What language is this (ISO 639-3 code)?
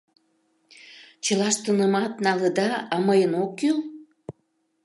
chm